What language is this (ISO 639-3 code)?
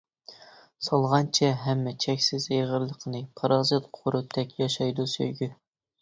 uig